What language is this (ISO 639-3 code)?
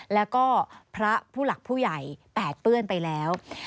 tha